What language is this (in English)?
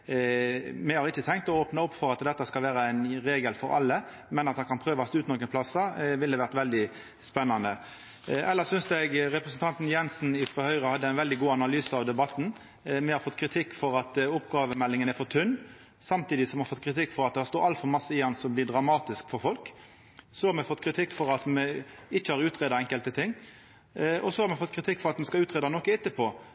Norwegian Nynorsk